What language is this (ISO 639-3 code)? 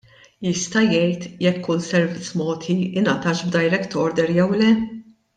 mlt